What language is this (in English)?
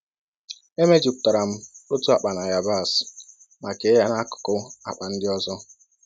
Igbo